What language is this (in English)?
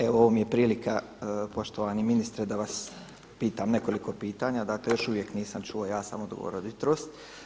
Croatian